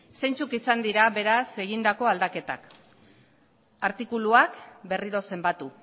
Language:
Basque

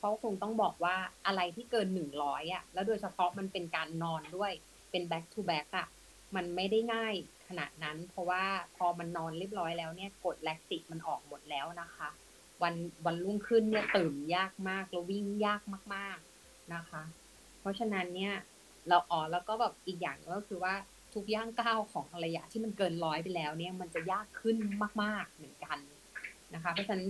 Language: Thai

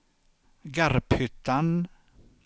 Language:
Swedish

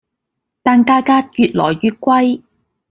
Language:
Cantonese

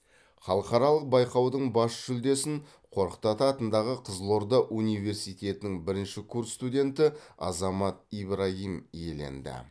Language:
Kazakh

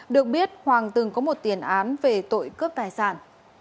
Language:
Vietnamese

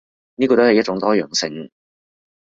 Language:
Cantonese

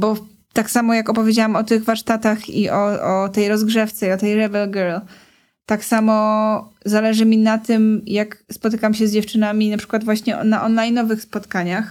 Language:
Polish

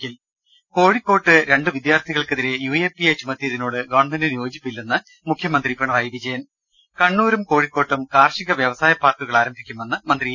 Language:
Malayalam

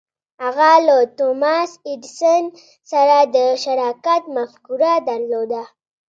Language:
Pashto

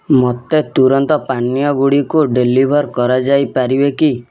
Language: Odia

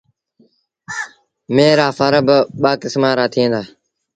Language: Sindhi Bhil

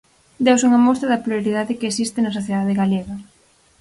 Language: Galician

